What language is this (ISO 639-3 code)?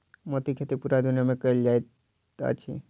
mai